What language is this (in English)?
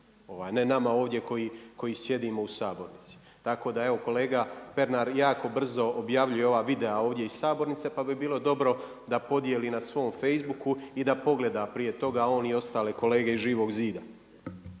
Croatian